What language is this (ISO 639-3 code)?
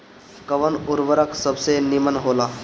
bho